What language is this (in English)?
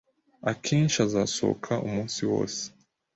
Kinyarwanda